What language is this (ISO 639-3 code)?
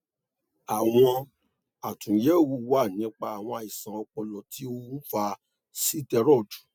yor